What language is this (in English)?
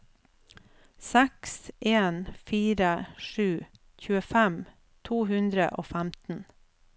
Norwegian